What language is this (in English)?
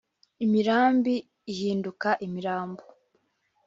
Kinyarwanda